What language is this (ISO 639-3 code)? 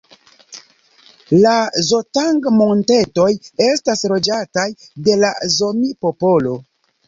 epo